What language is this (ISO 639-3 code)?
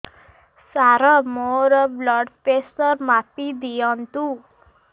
ori